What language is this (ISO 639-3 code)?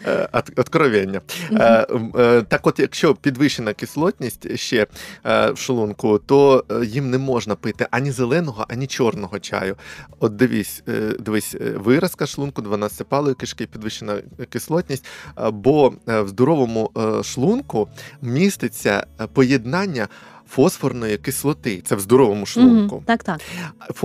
ukr